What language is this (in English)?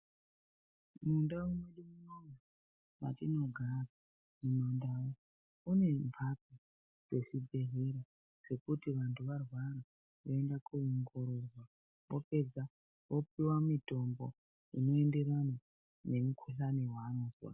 Ndau